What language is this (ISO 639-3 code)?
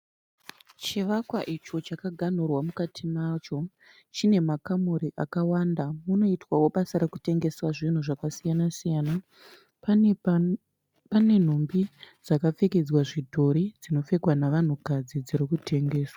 sna